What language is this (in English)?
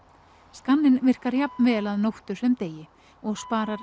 Icelandic